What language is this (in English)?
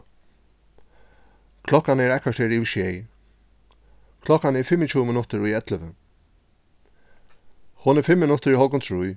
Faroese